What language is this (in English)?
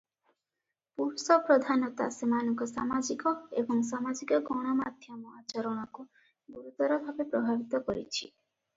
Odia